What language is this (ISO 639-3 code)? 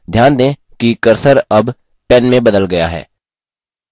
hin